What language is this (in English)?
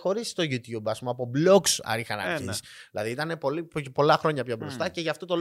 Greek